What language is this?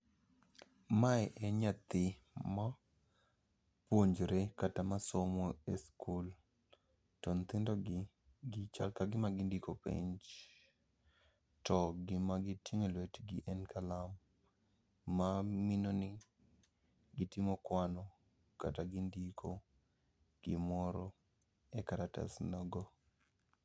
Luo (Kenya and Tanzania)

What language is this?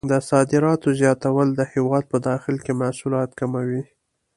Pashto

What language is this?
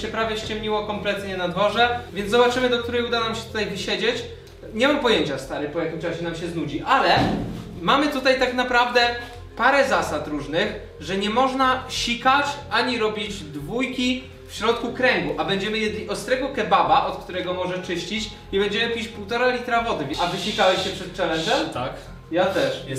Polish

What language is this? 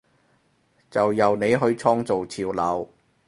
Cantonese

